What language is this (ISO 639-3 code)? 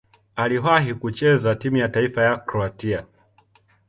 swa